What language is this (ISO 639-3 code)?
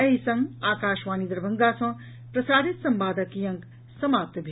mai